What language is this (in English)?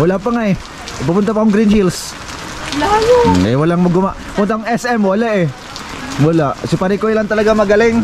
Filipino